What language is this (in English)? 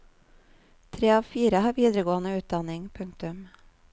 Norwegian